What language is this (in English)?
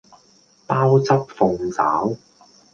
Cantonese